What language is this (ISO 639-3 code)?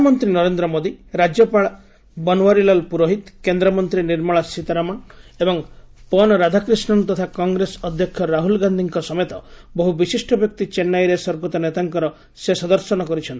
ori